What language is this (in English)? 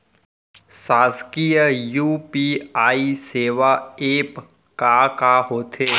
Chhattisgarhi